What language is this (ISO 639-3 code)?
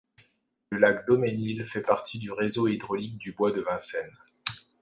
fra